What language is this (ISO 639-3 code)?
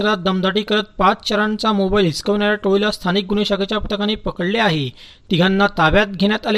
mar